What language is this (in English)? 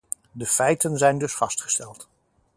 Dutch